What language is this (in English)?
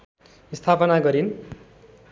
Nepali